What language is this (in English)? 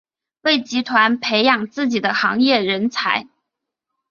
Chinese